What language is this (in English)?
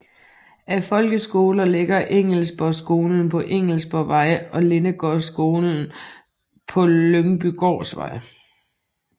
Danish